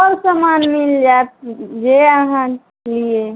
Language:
Maithili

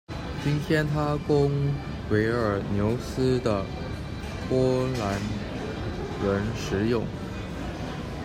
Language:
Chinese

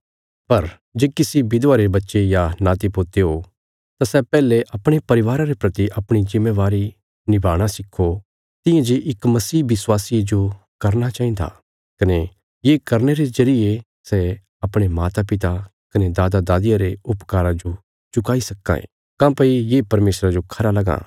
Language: Bilaspuri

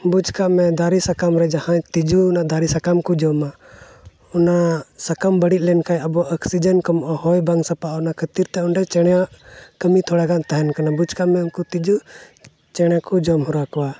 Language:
Santali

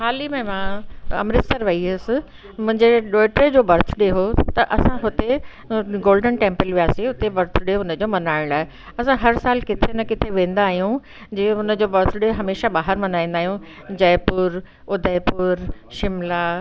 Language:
Sindhi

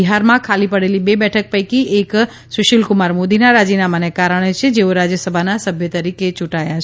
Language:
Gujarati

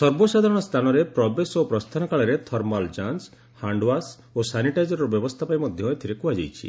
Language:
Odia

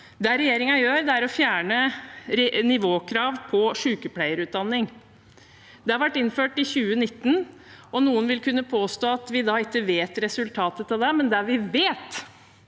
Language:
Norwegian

